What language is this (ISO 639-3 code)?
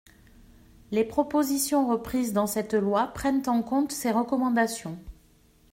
fra